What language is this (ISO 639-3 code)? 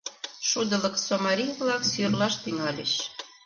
chm